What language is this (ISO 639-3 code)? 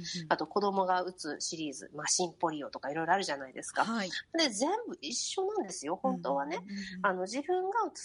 jpn